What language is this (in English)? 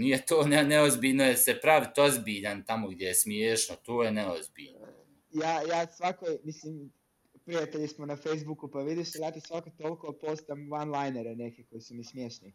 Croatian